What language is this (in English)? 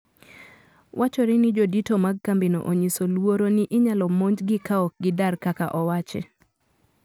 Luo (Kenya and Tanzania)